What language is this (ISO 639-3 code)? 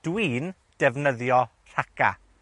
cym